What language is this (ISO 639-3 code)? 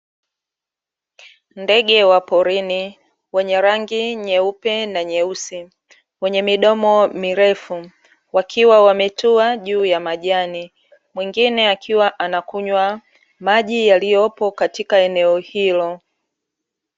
swa